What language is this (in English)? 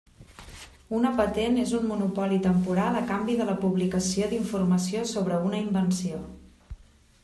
Catalan